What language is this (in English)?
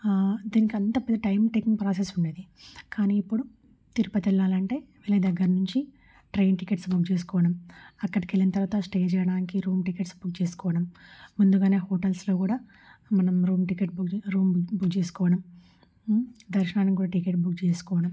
Telugu